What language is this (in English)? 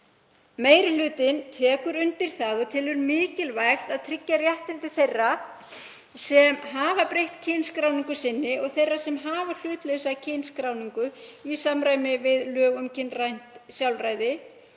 Icelandic